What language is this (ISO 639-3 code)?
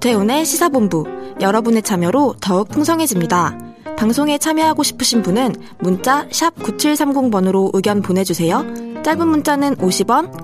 kor